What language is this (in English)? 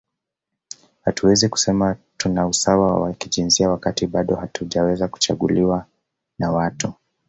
Swahili